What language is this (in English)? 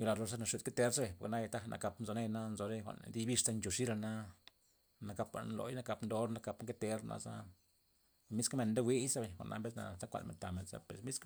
Loxicha Zapotec